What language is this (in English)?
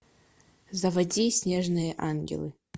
Russian